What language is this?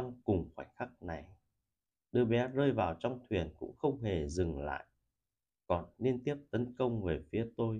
Vietnamese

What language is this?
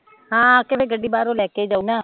Punjabi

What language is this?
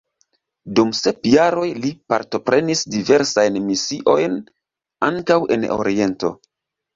Esperanto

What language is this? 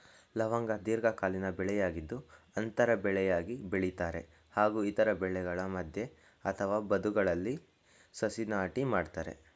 Kannada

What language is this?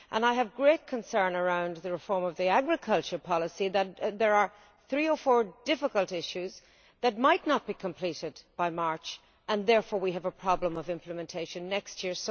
English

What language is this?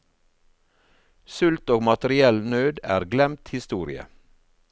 Norwegian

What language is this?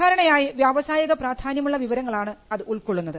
Malayalam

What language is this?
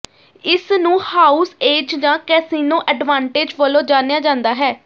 Punjabi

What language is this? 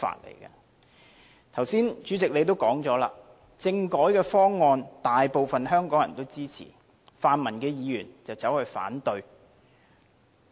Cantonese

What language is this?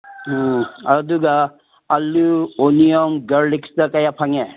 Manipuri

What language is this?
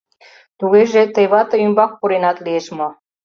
Mari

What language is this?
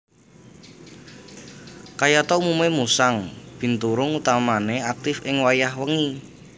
Javanese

